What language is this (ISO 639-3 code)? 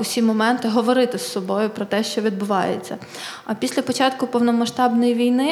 ukr